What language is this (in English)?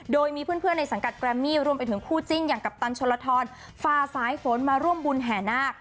Thai